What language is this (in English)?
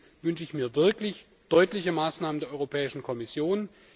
German